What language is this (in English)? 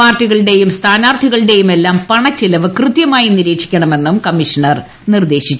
Malayalam